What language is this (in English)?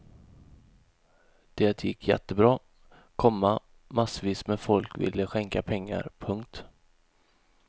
Swedish